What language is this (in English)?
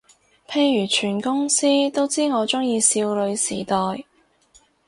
Cantonese